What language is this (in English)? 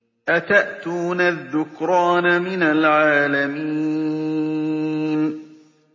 Arabic